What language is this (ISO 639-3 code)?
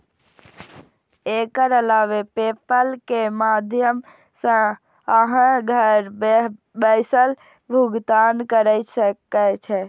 mai